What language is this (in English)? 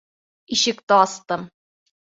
Bashkir